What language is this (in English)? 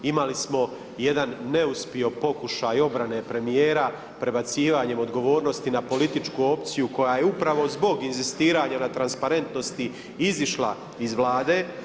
Croatian